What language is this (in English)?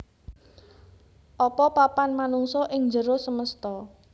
Javanese